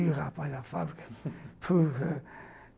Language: Portuguese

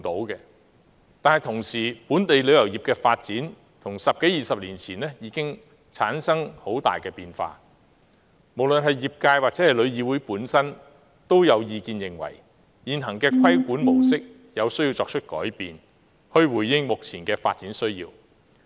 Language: Cantonese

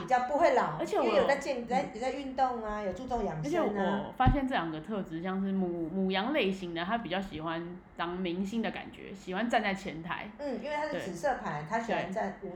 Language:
Chinese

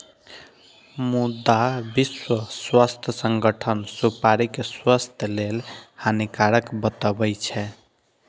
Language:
Maithili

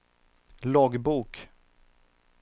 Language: Swedish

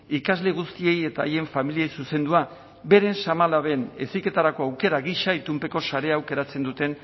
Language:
Basque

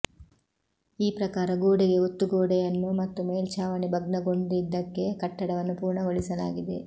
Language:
Kannada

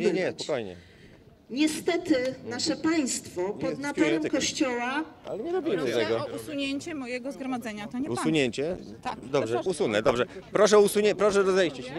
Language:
Polish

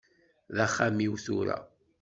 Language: Kabyle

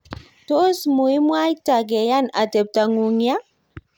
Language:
Kalenjin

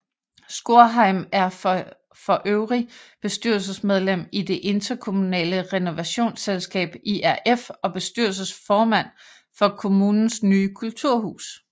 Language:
Danish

